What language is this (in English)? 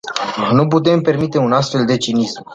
Romanian